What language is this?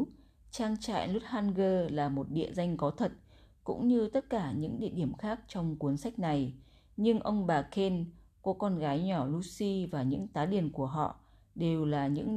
Vietnamese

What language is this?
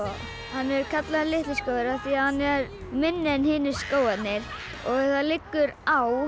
Icelandic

